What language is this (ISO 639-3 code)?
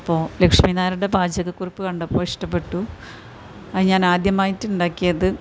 mal